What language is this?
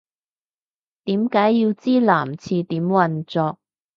Cantonese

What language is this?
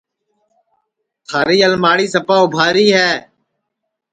Sansi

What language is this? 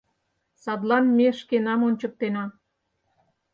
Mari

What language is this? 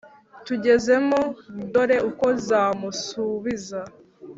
Kinyarwanda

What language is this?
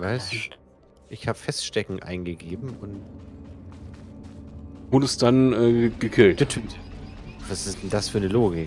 German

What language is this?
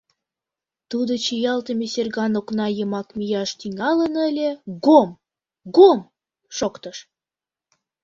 Mari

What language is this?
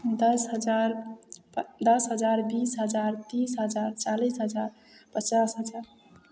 Maithili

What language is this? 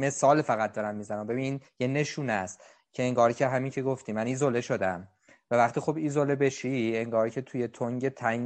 Persian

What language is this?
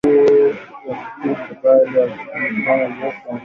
Swahili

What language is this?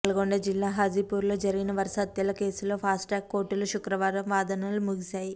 Telugu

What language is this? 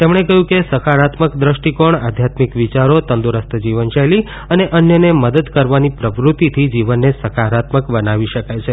Gujarati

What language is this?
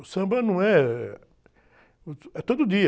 Portuguese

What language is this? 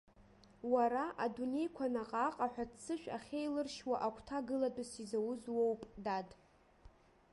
Abkhazian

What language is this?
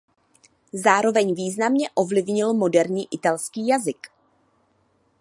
Czech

